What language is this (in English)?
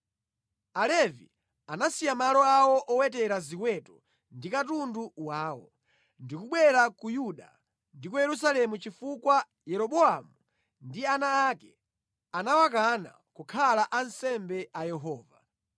Nyanja